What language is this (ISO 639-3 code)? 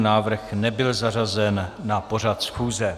ces